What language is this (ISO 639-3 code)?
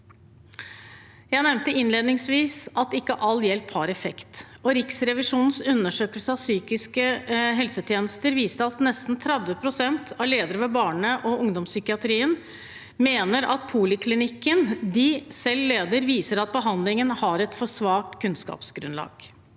nor